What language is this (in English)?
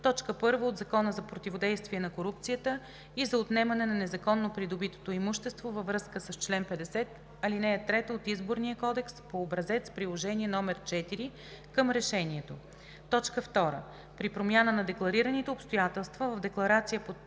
Bulgarian